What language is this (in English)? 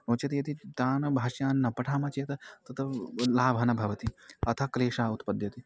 Sanskrit